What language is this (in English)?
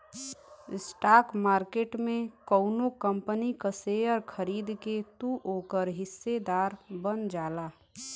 Bhojpuri